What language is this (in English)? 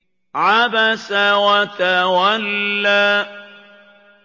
Arabic